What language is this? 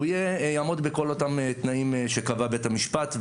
Hebrew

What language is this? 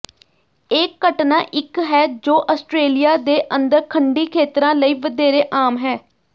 Punjabi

